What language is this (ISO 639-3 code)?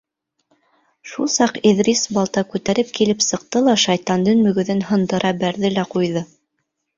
bak